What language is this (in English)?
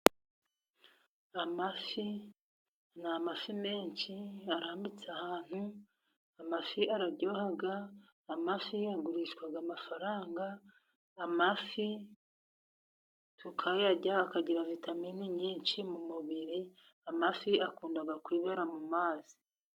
Kinyarwanda